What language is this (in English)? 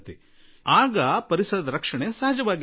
Kannada